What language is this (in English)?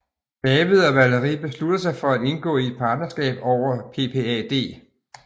Danish